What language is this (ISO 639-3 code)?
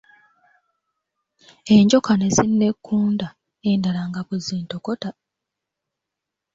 lug